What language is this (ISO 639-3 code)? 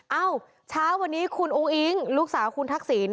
tha